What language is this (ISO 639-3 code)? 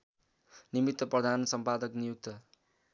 nep